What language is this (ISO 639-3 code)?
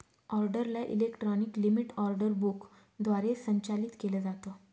mar